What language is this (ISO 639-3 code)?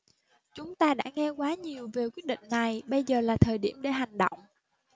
vie